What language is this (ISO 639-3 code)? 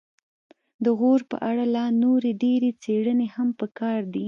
pus